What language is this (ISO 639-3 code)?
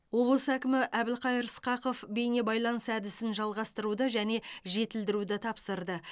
kaz